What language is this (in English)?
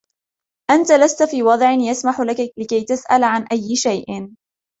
Arabic